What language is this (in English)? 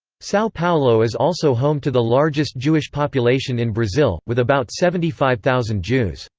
English